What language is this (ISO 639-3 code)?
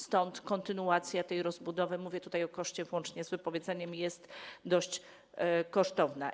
pol